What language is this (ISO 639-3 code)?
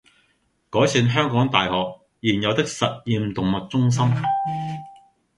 yue